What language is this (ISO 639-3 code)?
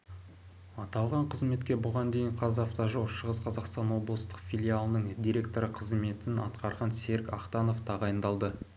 kaz